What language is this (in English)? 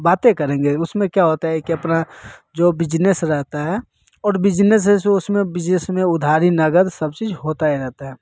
Hindi